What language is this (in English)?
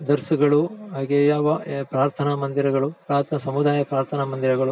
Kannada